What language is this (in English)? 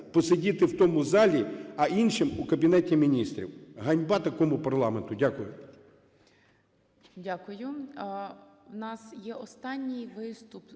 Ukrainian